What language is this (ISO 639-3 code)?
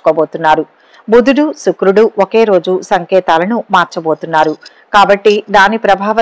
tel